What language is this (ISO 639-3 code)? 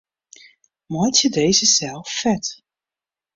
fry